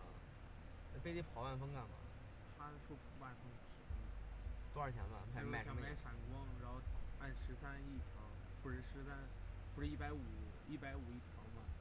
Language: Chinese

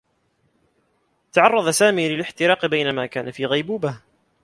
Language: Arabic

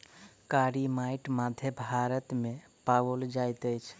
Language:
Maithili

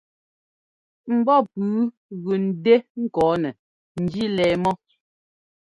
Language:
Ngomba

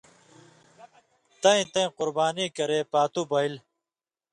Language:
Indus Kohistani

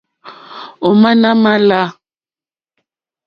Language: Mokpwe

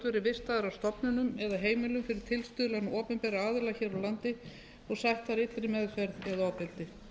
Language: Icelandic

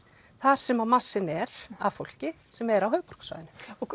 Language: Icelandic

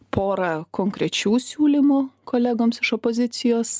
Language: Lithuanian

